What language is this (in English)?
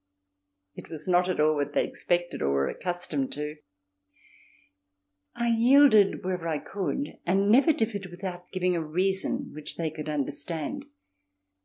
English